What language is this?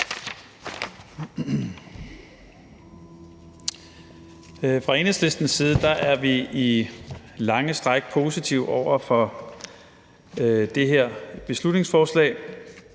Danish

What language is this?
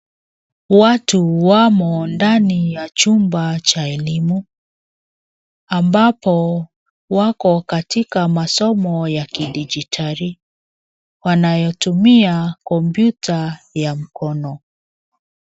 Swahili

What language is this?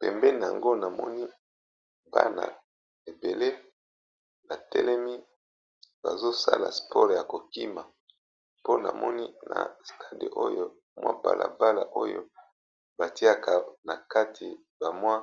Lingala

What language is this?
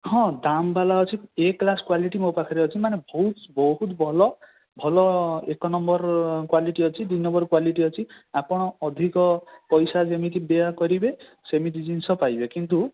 Odia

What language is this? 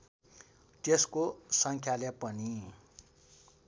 Nepali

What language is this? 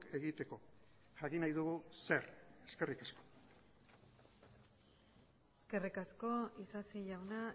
Basque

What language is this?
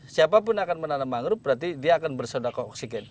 Indonesian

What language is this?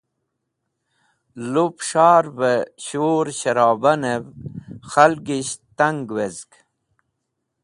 Wakhi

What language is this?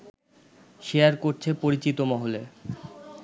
Bangla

